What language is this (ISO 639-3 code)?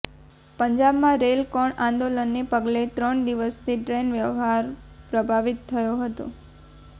guj